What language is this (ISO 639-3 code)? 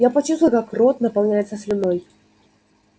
rus